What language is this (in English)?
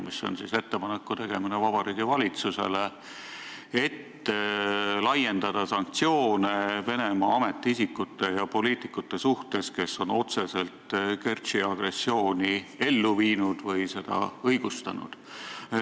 Estonian